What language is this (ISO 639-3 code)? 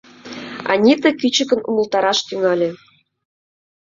chm